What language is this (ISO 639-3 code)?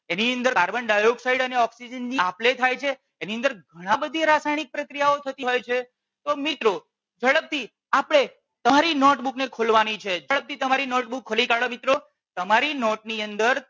guj